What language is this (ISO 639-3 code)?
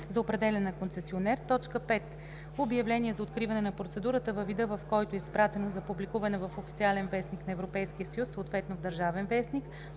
bul